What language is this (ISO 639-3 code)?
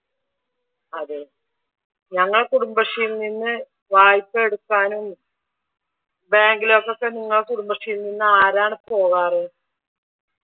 mal